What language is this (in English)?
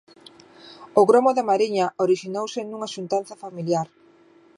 Galician